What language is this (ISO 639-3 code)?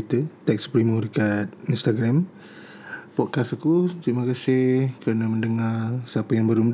msa